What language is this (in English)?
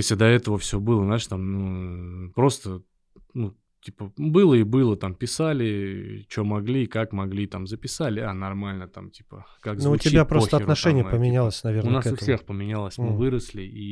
Russian